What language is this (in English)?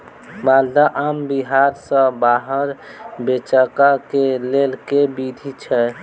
Maithili